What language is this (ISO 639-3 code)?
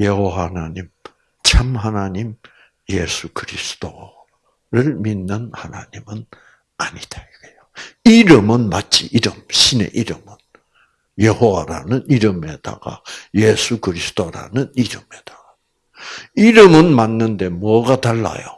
kor